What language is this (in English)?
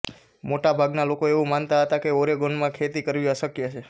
Gujarati